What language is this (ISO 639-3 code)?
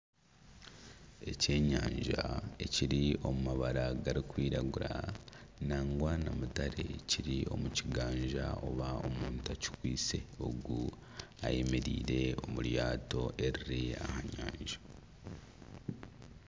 nyn